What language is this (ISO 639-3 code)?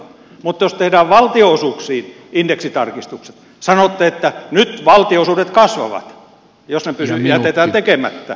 fin